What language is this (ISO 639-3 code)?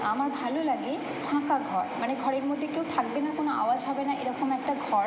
ben